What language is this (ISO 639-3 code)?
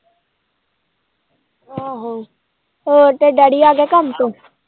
pan